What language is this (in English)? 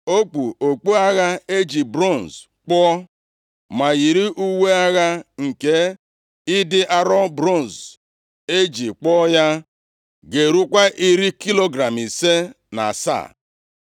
Igbo